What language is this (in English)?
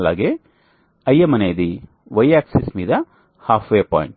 Telugu